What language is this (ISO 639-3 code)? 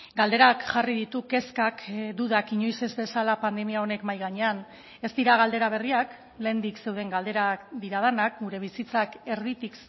eus